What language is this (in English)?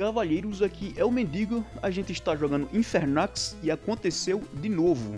Portuguese